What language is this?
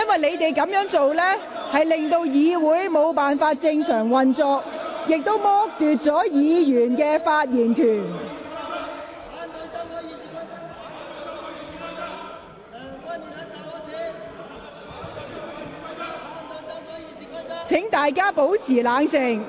Cantonese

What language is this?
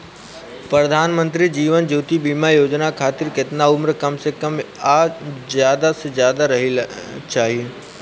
Bhojpuri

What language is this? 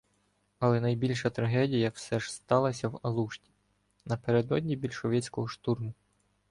Ukrainian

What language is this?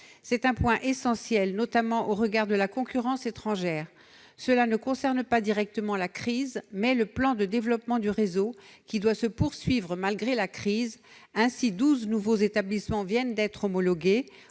French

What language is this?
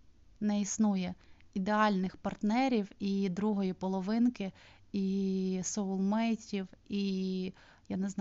Ukrainian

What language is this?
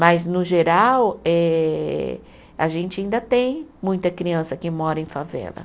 Portuguese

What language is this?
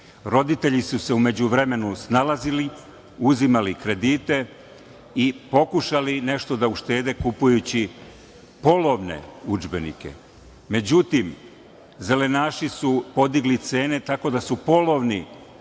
Serbian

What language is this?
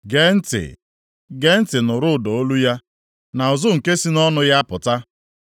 Igbo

